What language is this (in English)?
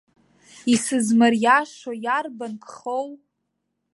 Abkhazian